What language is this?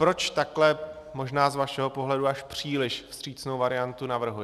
Czech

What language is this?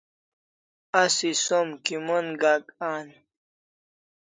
Kalasha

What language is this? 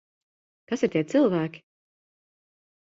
Latvian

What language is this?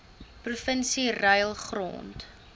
Afrikaans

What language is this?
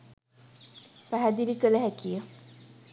Sinhala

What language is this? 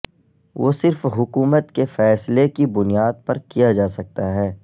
Urdu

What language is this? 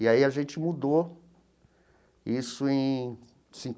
Portuguese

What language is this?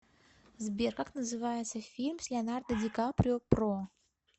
Russian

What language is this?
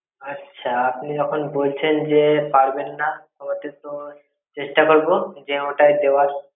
Bangla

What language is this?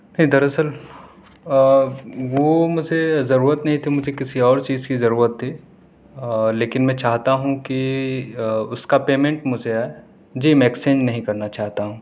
Urdu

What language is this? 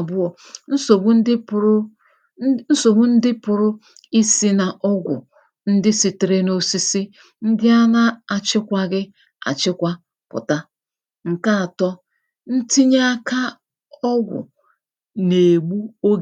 Igbo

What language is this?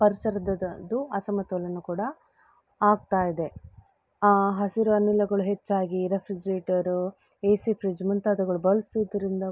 Kannada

